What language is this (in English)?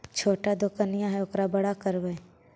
Magahi